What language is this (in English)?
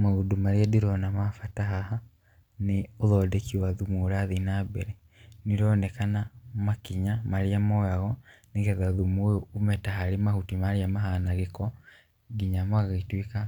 Kikuyu